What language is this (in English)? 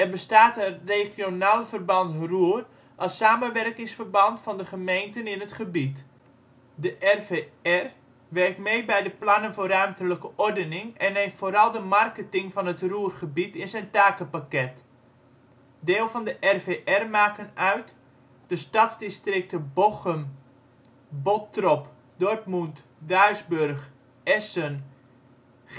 Dutch